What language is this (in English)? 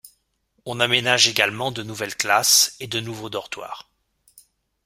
French